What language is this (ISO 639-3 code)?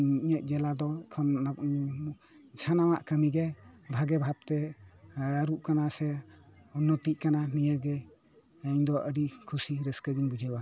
sat